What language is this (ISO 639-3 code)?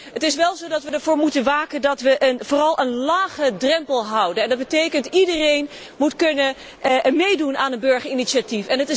nld